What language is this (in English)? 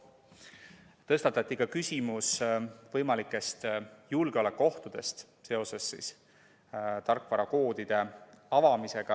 Estonian